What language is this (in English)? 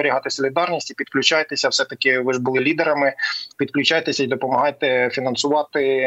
Ukrainian